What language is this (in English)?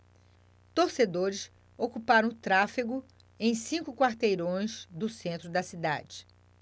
Portuguese